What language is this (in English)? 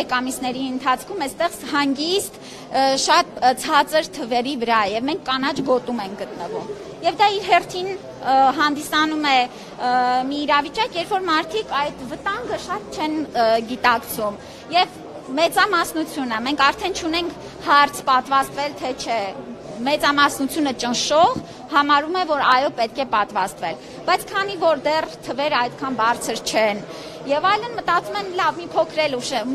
Romanian